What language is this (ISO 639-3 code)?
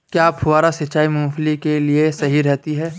hin